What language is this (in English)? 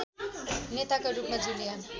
Nepali